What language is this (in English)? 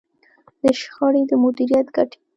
Pashto